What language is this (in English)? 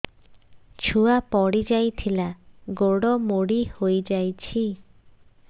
Odia